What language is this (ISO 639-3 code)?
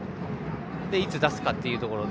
jpn